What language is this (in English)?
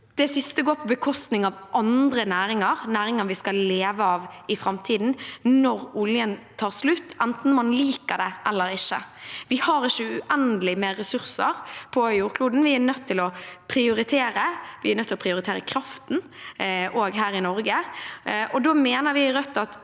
Norwegian